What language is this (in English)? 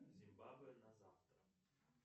Russian